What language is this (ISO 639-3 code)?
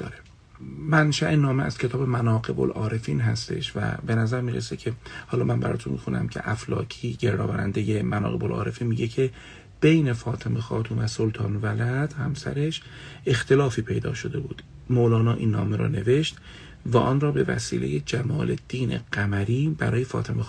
fas